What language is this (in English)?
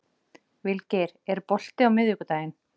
Icelandic